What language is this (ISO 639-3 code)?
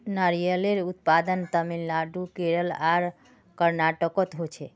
mag